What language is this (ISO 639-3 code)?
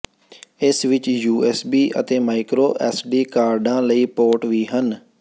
pan